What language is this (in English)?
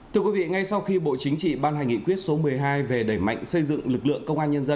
Vietnamese